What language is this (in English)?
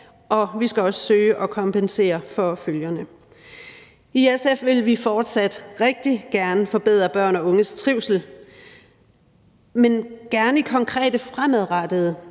Danish